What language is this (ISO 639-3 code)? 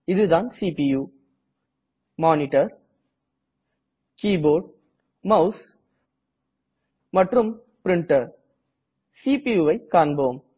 tam